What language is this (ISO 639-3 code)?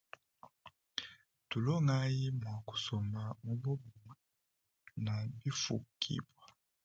lua